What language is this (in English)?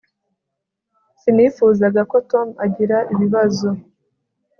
Kinyarwanda